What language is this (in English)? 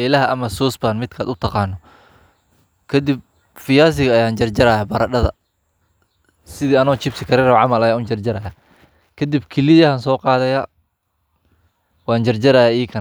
Somali